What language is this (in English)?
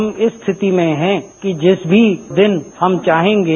Hindi